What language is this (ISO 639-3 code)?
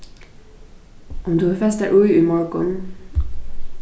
fao